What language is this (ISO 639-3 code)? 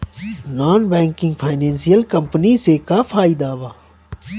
bho